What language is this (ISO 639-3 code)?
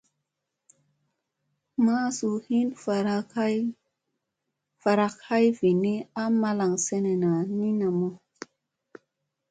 mse